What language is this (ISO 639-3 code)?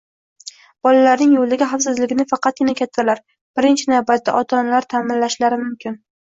uzb